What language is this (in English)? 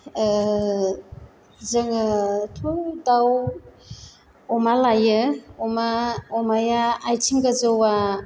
Bodo